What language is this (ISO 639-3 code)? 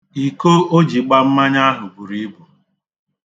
ibo